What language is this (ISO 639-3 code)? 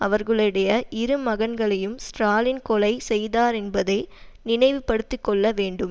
tam